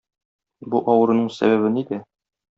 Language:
Tatar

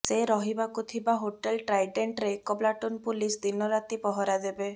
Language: Odia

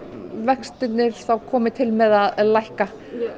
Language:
Icelandic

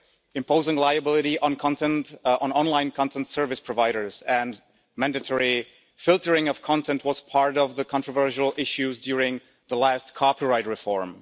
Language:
English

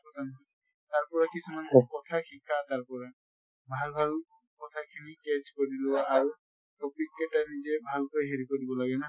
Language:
Assamese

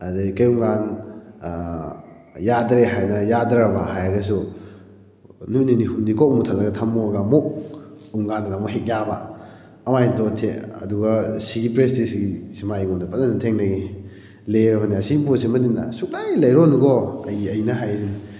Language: Manipuri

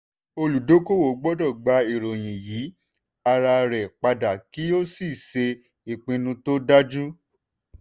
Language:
Yoruba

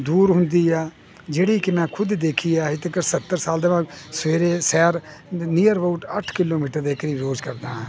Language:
Punjabi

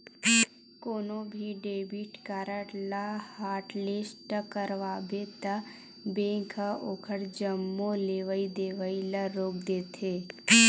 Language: Chhattisgarhi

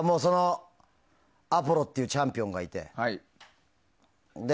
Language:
Japanese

